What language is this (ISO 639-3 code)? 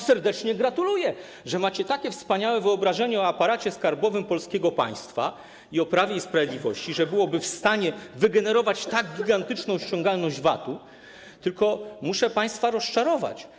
pol